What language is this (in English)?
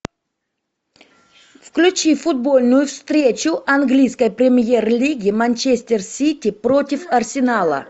Russian